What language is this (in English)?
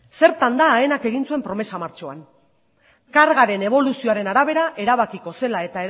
Basque